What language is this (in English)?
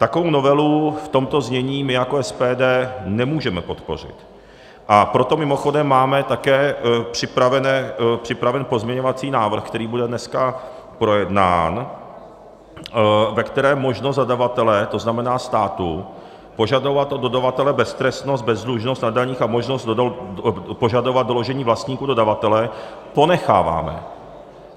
Czech